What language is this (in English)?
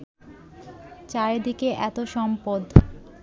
Bangla